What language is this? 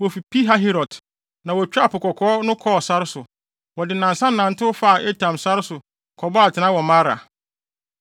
Akan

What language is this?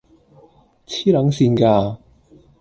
Cantonese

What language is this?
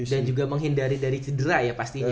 Indonesian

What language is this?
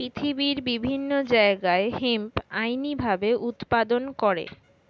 Bangla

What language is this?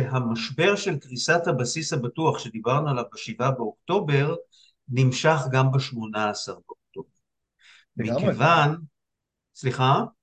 Hebrew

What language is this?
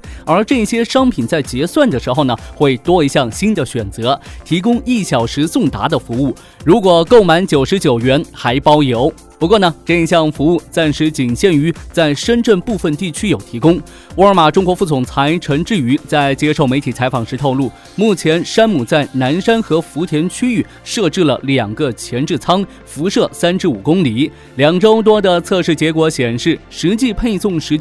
Chinese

